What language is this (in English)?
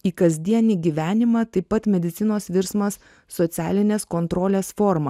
Lithuanian